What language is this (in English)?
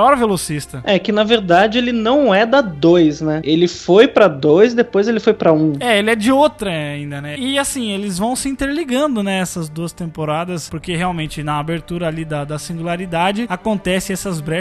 Portuguese